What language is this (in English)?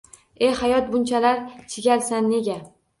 Uzbek